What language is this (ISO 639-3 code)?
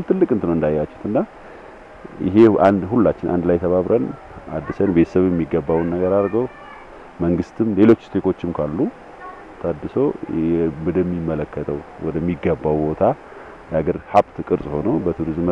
ara